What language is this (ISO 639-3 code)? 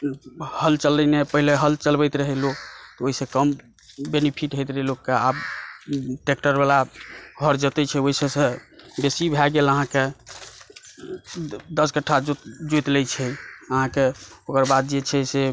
mai